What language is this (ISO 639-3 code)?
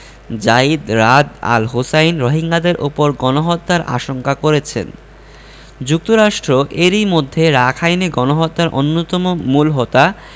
ben